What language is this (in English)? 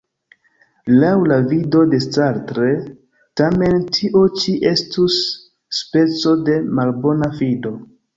Esperanto